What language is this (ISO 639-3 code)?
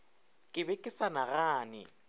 nso